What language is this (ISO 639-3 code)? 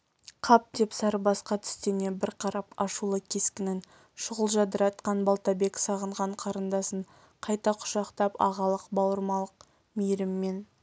kaz